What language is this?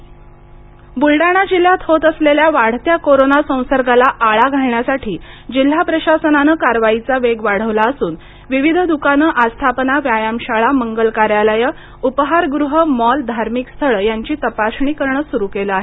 Marathi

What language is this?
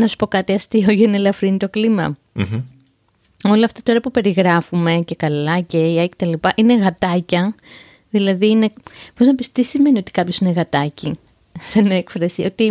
Greek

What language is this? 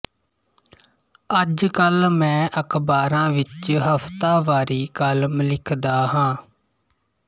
Punjabi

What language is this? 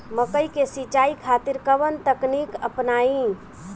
Bhojpuri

